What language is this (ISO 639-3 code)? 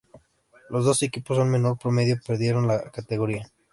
spa